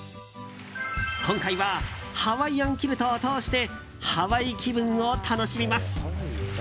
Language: Japanese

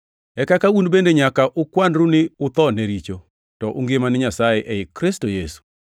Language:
Luo (Kenya and Tanzania)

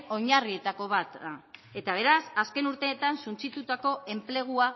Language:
Basque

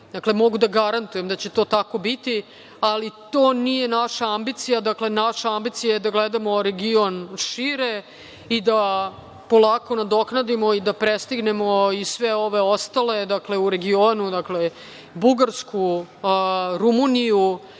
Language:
Serbian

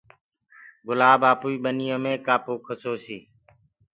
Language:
Gurgula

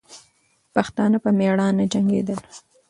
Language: Pashto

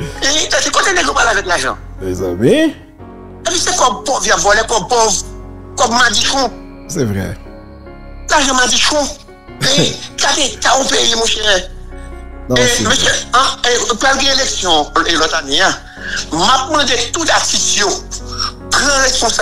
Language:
French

